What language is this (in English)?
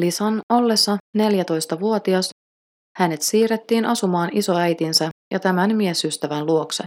Finnish